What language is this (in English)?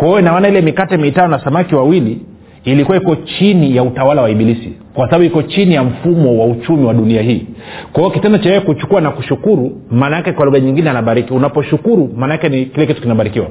Swahili